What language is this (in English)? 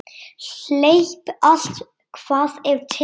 Icelandic